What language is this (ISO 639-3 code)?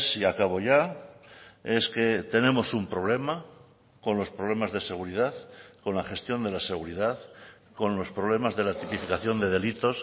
spa